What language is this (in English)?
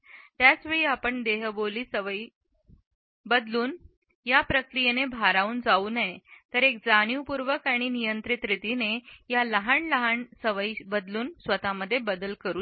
Marathi